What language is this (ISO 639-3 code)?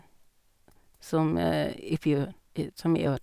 nor